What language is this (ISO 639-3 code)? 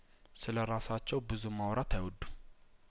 amh